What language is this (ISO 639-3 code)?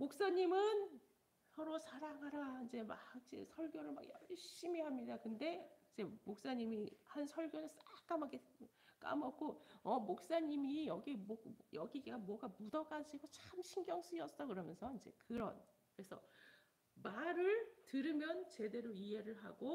kor